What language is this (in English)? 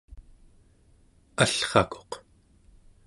Central Yupik